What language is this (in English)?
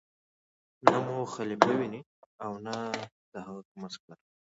Pashto